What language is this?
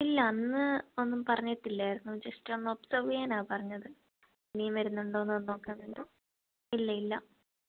Malayalam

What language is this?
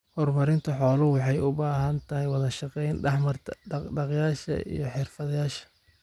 Somali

